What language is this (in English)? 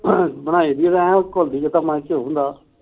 Punjabi